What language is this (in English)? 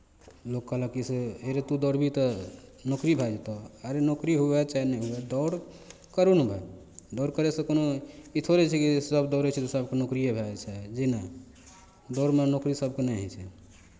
Maithili